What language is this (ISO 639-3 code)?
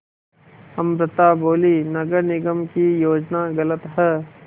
hin